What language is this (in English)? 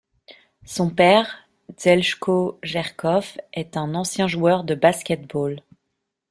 French